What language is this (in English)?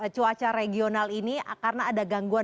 Indonesian